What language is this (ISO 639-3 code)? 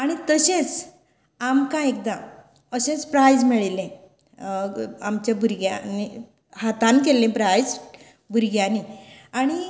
kok